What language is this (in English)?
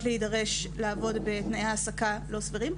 Hebrew